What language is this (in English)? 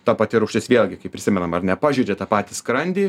Lithuanian